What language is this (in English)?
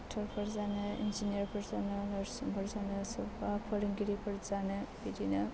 Bodo